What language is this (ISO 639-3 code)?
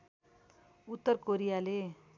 nep